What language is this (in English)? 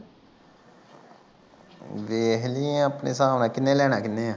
Punjabi